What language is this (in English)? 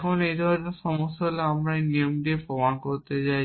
Bangla